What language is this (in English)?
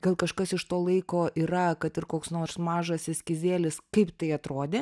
Lithuanian